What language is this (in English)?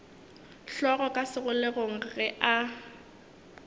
Northern Sotho